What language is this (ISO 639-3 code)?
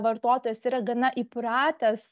lit